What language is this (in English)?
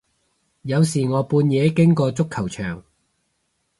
Cantonese